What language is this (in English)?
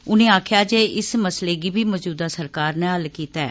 Dogri